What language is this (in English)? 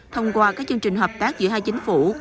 Vietnamese